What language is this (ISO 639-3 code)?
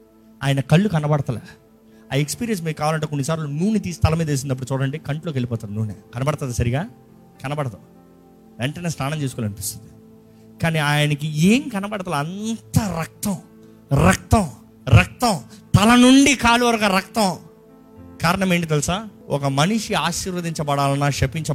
tel